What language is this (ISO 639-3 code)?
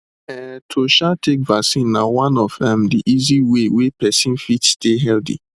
pcm